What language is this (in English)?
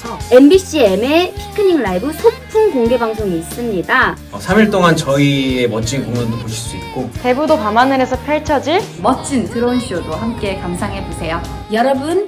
Korean